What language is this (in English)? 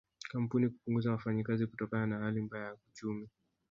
Swahili